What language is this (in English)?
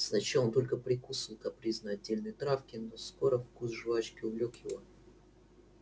Russian